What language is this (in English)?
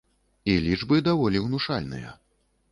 Belarusian